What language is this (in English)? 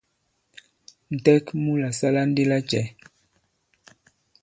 Bankon